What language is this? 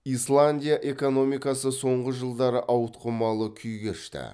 Kazakh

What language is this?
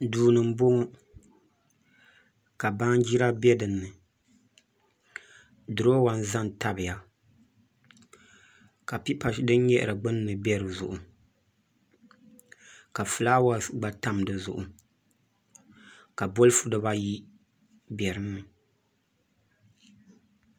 Dagbani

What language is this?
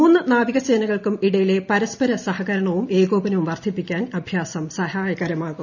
Malayalam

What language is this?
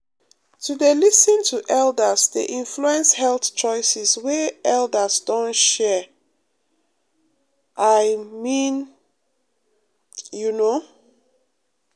Nigerian Pidgin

